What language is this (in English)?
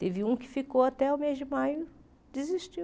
Portuguese